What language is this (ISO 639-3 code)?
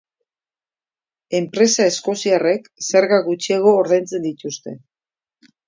eus